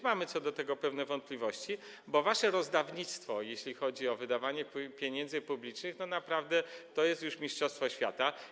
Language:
Polish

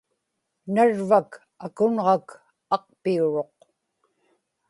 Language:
Inupiaq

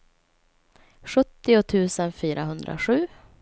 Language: Swedish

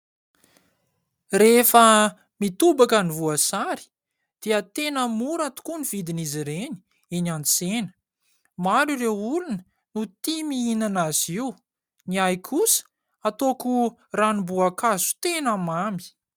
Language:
Malagasy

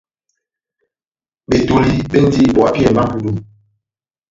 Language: Batanga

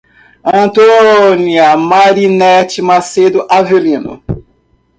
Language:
Portuguese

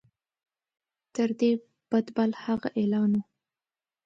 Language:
Pashto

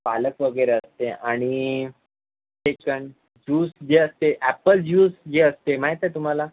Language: Marathi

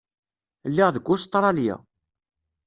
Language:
Kabyle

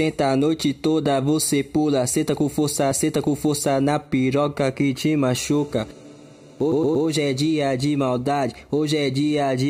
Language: Portuguese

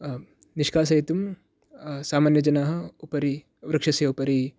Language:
Sanskrit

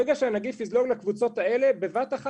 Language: Hebrew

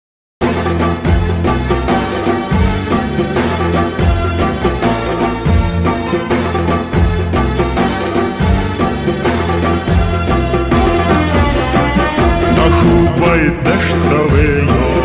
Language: Arabic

